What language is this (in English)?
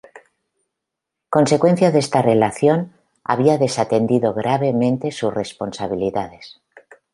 Spanish